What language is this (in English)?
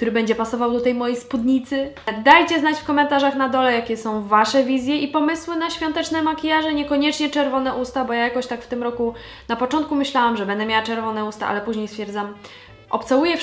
Polish